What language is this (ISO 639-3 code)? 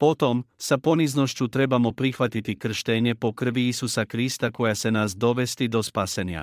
hrv